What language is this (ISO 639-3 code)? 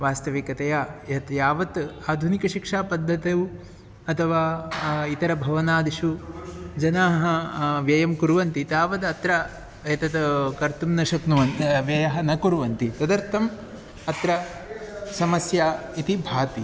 san